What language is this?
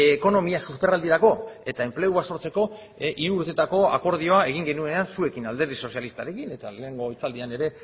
Basque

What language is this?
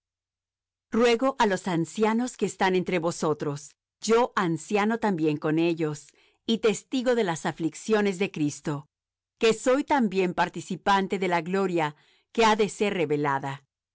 Spanish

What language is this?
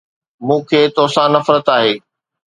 Sindhi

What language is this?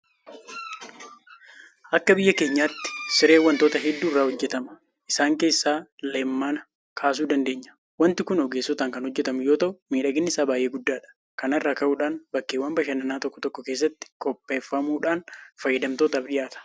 Oromo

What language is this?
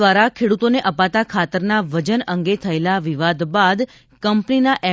Gujarati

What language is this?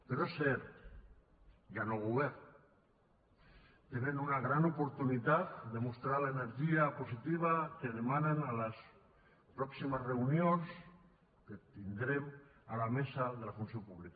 Catalan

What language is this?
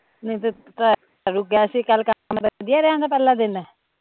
Punjabi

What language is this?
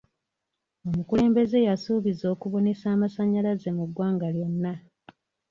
Ganda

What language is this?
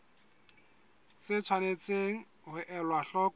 Southern Sotho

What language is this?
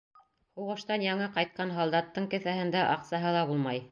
Bashkir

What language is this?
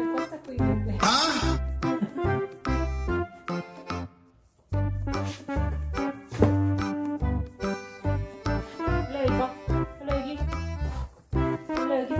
Korean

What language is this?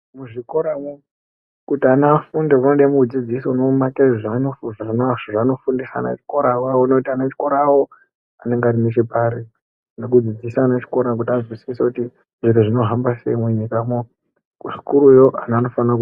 Ndau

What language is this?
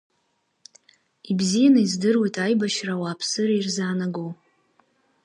Abkhazian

